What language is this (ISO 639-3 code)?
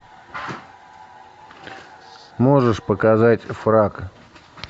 rus